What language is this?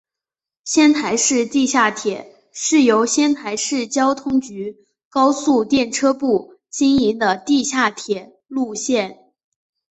Chinese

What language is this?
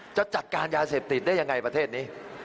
Thai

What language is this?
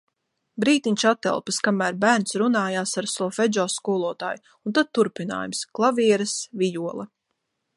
Latvian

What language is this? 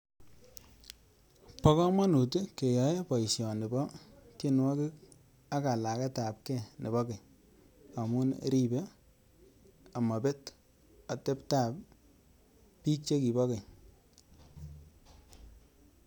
Kalenjin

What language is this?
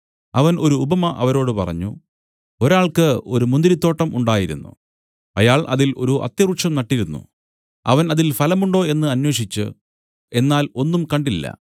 Malayalam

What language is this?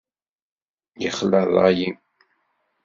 Kabyle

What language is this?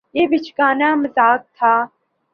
Urdu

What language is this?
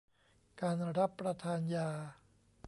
Thai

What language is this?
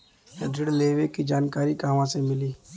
Bhojpuri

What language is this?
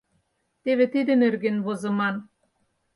Mari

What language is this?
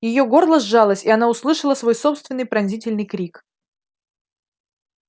Russian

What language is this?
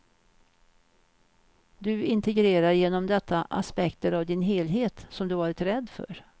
Swedish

